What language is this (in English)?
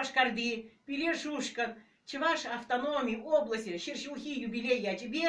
Turkish